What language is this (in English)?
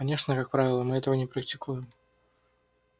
Russian